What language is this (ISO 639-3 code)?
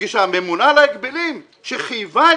heb